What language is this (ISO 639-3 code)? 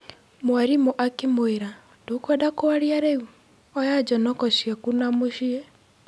kik